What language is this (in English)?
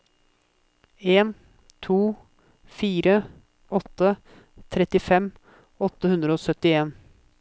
Norwegian